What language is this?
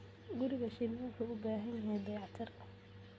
Somali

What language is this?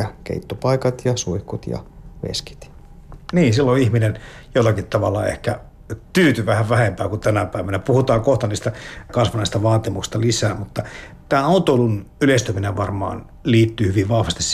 Finnish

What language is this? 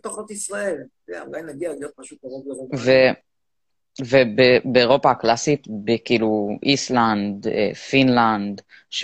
Hebrew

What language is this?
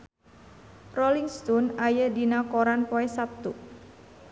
Sundanese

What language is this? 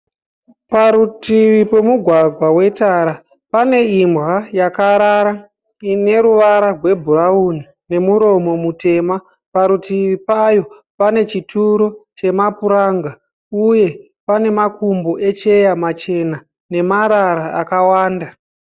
Shona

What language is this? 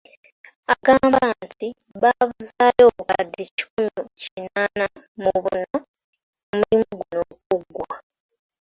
Ganda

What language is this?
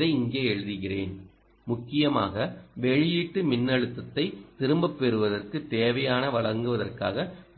Tamil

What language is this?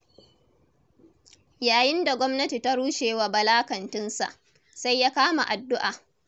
Hausa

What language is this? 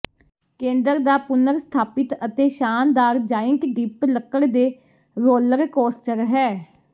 Punjabi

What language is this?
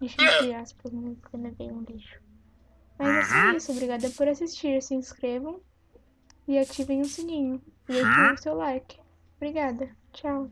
Portuguese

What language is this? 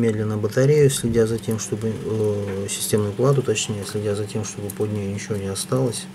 Russian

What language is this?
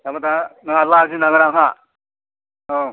Bodo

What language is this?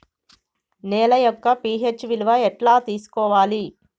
Telugu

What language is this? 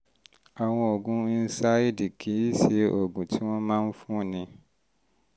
Yoruba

